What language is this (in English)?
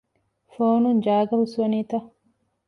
Divehi